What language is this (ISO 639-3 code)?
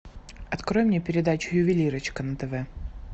rus